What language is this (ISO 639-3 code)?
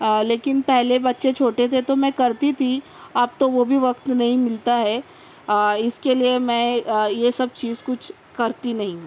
urd